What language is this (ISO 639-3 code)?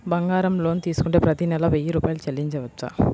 tel